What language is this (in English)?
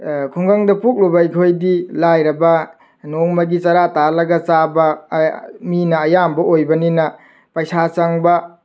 Manipuri